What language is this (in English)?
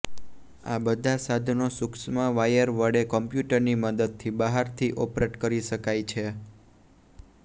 Gujarati